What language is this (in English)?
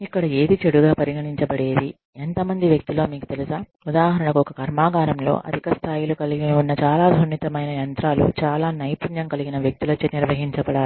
Telugu